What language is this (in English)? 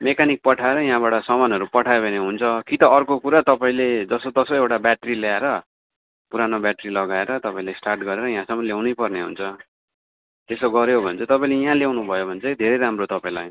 Nepali